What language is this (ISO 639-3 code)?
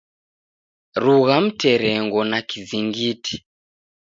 dav